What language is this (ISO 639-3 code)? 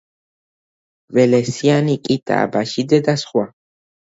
kat